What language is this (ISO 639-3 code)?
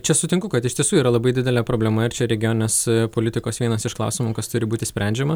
lit